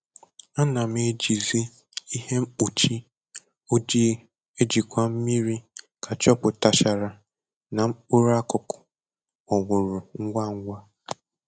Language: Igbo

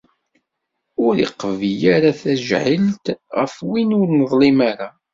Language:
Kabyle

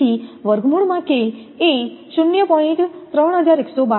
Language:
Gujarati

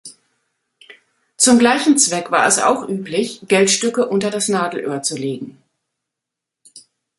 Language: German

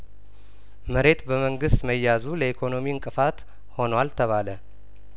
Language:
Amharic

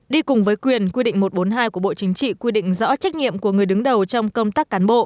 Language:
Vietnamese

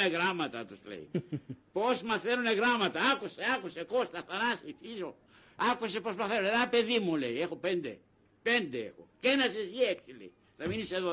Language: Greek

